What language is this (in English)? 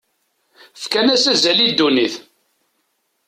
Kabyle